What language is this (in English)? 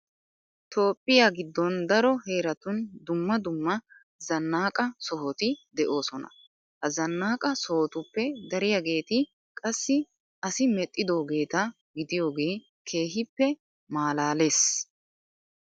Wolaytta